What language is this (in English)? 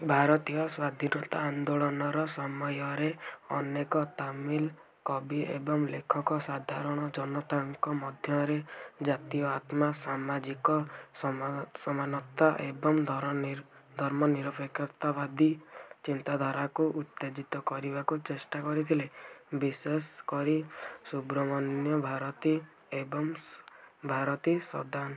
Odia